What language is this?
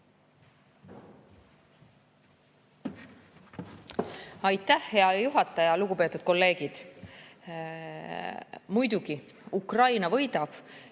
Estonian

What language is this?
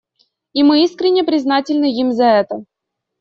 Russian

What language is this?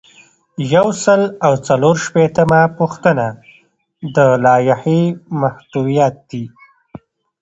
Pashto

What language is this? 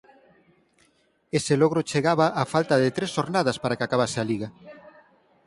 Galician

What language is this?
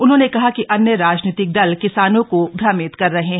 Hindi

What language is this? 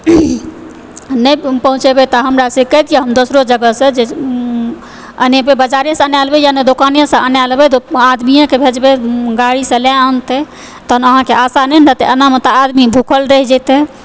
Maithili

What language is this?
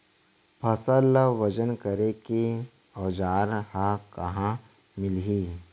Chhattisgarhi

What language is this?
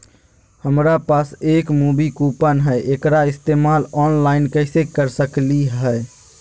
Magahi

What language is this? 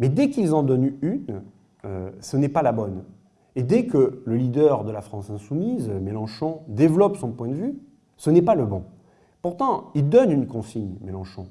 French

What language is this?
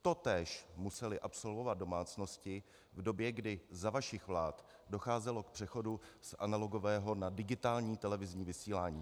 Czech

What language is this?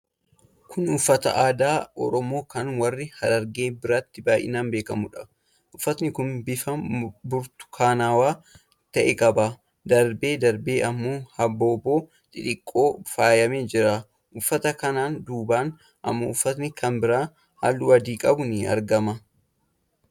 Oromo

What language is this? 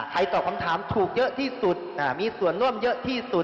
Thai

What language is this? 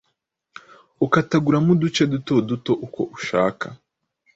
Kinyarwanda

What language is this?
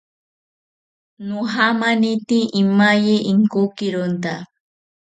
South Ucayali Ashéninka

